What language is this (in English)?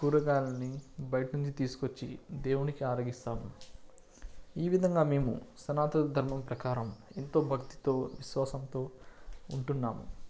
Telugu